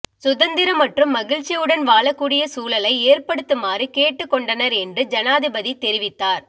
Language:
Tamil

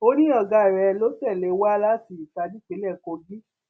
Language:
Yoruba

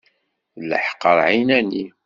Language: Kabyle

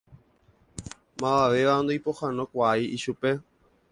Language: Guarani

